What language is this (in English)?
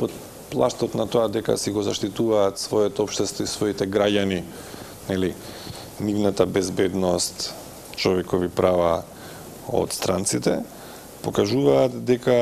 Macedonian